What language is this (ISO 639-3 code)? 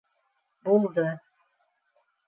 bak